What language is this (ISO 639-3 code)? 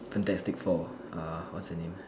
eng